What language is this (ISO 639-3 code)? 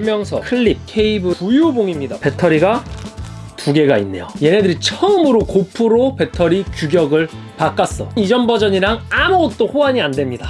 kor